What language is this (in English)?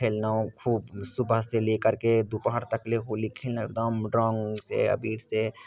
Maithili